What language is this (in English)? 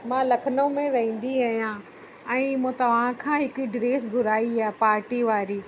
Sindhi